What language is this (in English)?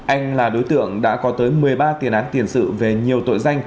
Vietnamese